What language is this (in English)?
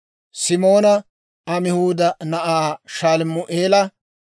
Dawro